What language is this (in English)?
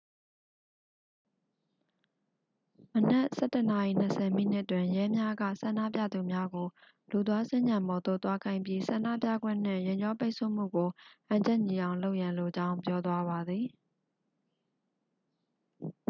Burmese